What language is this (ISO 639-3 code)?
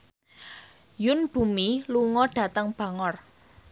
jav